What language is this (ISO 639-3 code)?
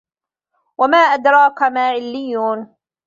ara